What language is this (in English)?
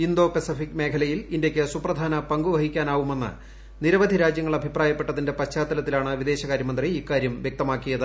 Malayalam